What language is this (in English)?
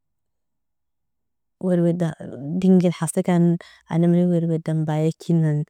Nobiin